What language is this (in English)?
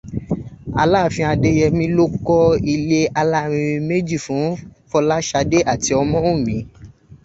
Yoruba